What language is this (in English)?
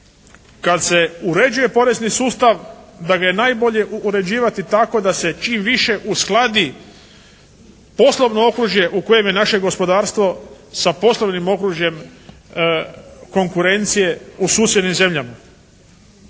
Croatian